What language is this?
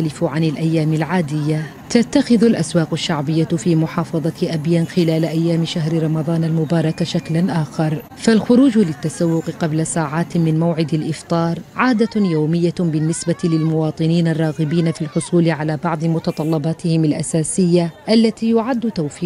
Arabic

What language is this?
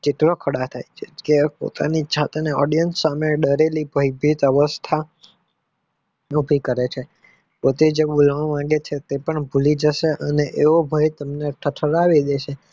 Gujarati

